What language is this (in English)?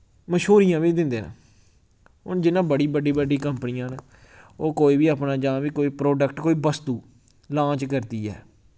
Dogri